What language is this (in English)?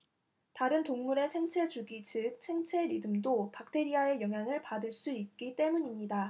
Korean